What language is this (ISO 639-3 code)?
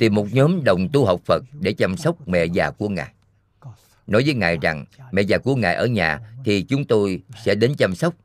vie